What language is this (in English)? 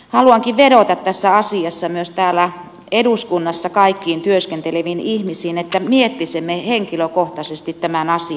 Finnish